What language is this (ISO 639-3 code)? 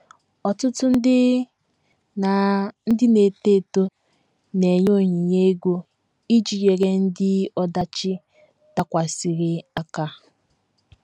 ibo